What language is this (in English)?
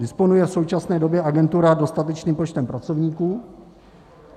Czech